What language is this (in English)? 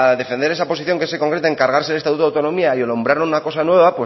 Spanish